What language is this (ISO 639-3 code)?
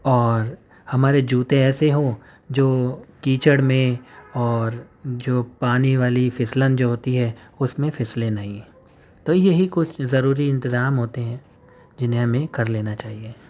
urd